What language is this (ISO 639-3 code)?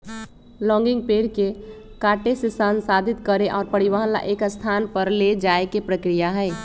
mag